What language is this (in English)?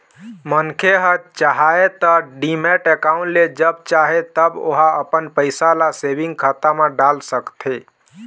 Chhattisgarhi